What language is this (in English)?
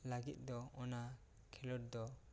Santali